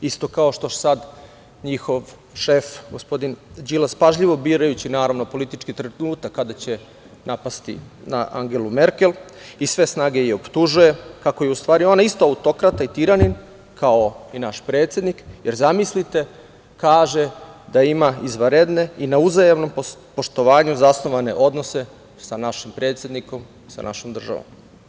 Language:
Serbian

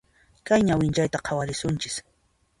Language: Puno Quechua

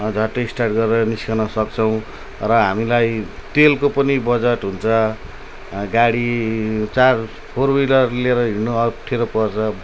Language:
Nepali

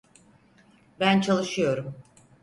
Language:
Turkish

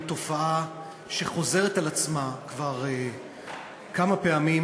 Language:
Hebrew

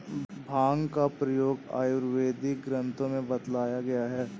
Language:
Hindi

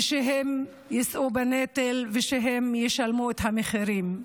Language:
Hebrew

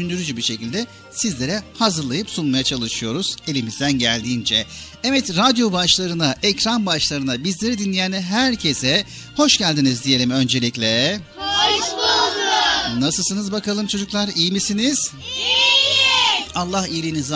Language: Turkish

